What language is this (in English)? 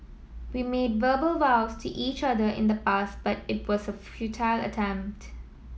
English